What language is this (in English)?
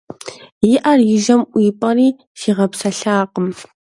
Kabardian